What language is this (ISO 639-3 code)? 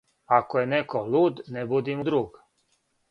srp